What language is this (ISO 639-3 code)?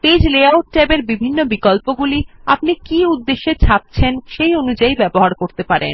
ben